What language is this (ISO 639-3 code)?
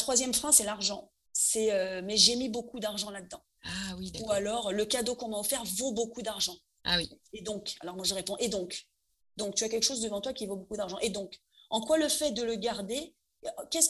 fra